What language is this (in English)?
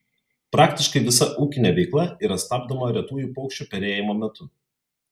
Lithuanian